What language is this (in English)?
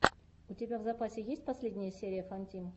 Russian